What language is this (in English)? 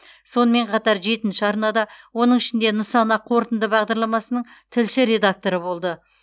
Kazakh